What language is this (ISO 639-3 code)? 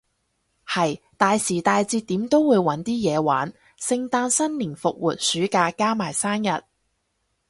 yue